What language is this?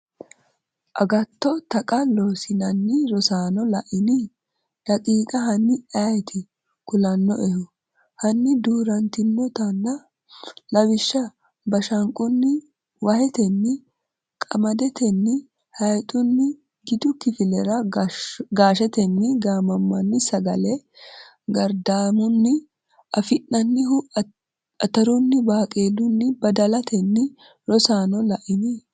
Sidamo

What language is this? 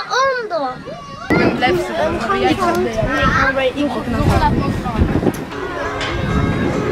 Dutch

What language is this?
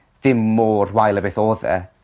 Welsh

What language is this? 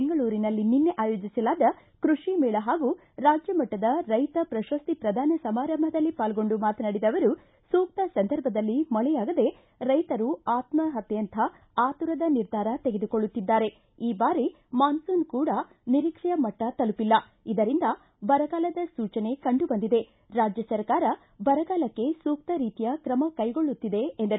Kannada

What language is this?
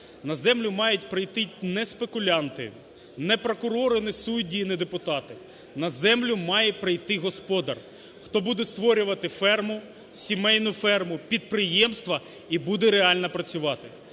Ukrainian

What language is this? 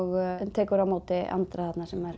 Icelandic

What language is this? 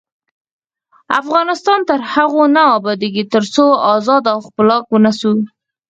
Pashto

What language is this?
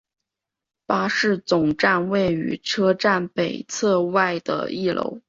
Chinese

